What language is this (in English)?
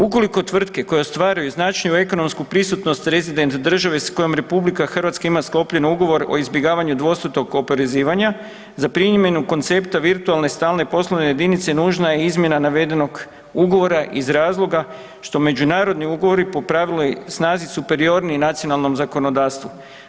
Croatian